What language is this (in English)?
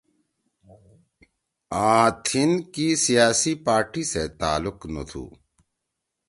Torwali